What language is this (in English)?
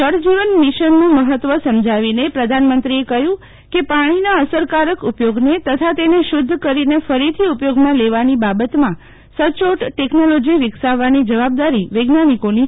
Gujarati